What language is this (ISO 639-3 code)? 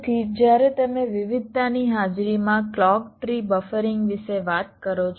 guj